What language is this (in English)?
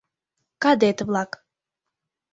Mari